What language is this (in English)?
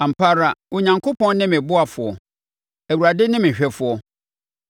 Akan